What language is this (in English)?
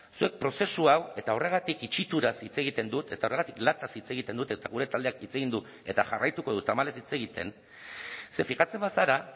Basque